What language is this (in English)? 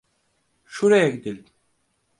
Turkish